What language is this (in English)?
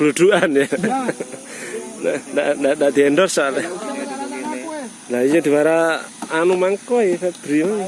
Indonesian